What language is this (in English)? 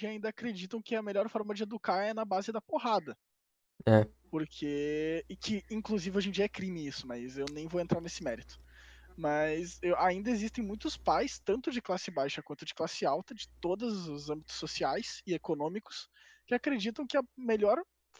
Portuguese